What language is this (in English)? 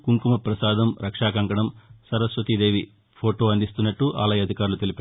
Telugu